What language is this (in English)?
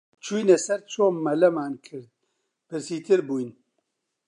Central Kurdish